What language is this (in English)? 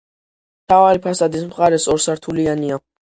Georgian